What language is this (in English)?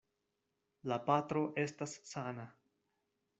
Esperanto